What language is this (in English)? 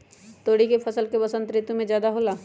Magahi